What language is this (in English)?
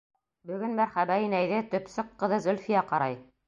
Bashkir